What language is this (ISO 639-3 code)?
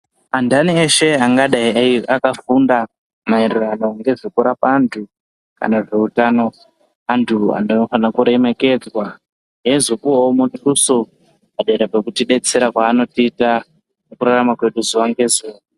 ndc